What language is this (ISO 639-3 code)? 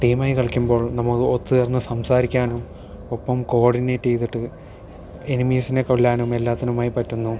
mal